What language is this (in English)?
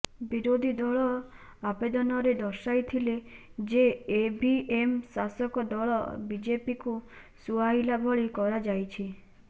Odia